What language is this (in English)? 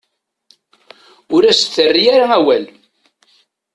Kabyle